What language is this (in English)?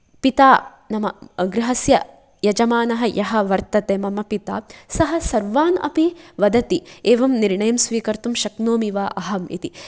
Sanskrit